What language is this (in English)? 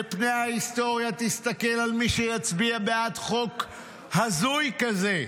Hebrew